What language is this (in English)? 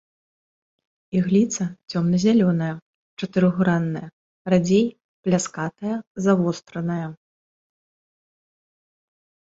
Belarusian